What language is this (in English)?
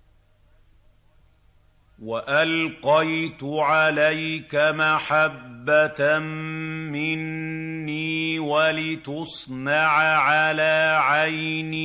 Arabic